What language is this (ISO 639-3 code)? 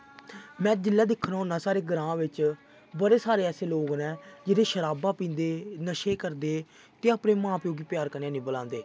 doi